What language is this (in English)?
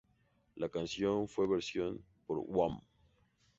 Spanish